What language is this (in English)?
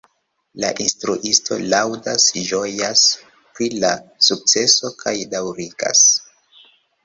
Esperanto